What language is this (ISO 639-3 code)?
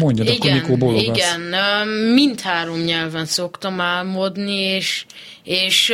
hun